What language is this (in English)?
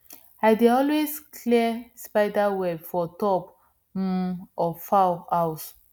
Nigerian Pidgin